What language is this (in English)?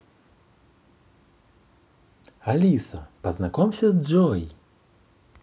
Russian